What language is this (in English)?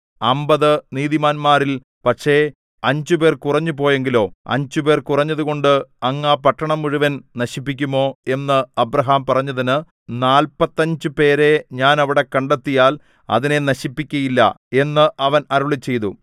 Malayalam